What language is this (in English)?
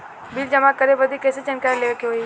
Bhojpuri